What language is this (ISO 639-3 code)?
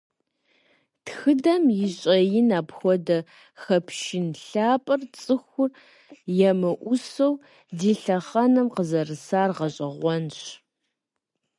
kbd